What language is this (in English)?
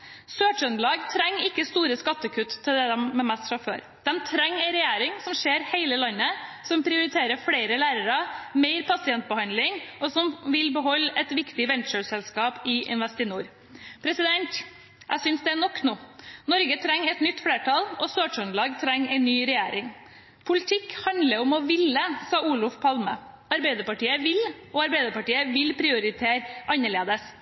Norwegian Bokmål